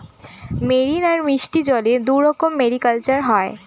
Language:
Bangla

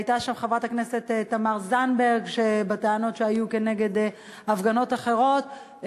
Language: Hebrew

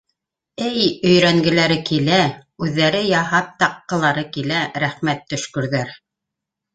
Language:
Bashkir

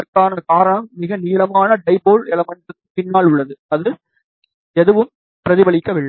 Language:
Tamil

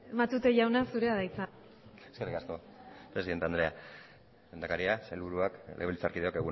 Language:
Basque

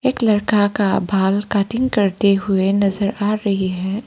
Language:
Hindi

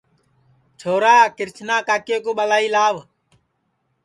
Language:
Sansi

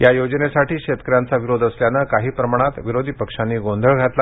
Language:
Marathi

